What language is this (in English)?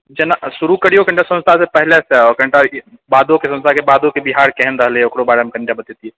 Maithili